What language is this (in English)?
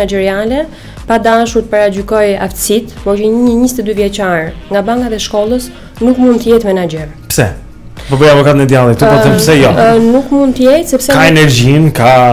Romanian